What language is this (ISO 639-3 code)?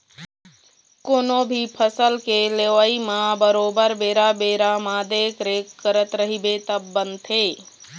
hne